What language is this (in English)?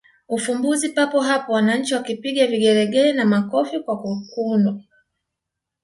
Swahili